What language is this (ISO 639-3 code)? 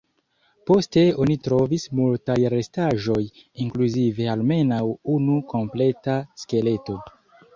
epo